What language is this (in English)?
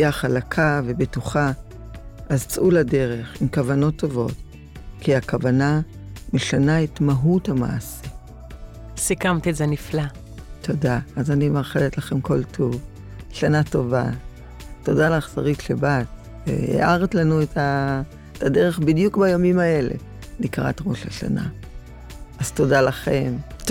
Hebrew